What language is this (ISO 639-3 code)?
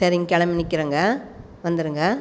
tam